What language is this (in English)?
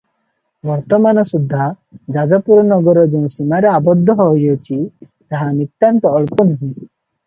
Odia